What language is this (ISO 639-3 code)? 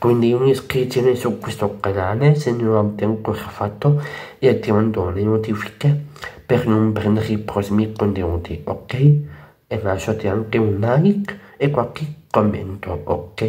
ita